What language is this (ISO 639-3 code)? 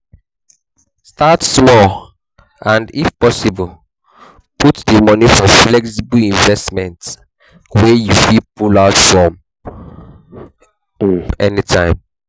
pcm